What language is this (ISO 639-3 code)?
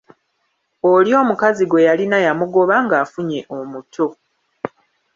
lug